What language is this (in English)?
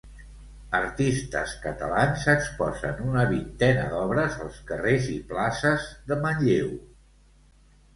Catalan